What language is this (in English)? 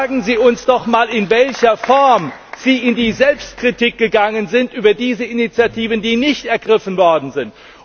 German